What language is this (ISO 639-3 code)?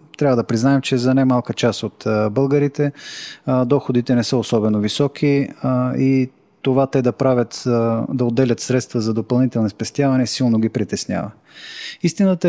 bul